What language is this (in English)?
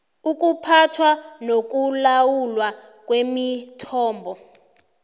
South Ndebele